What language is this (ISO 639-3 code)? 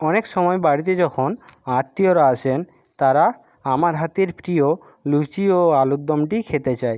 ben